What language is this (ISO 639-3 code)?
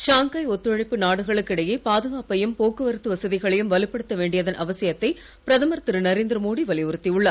tam